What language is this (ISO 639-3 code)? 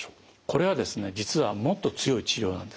jpn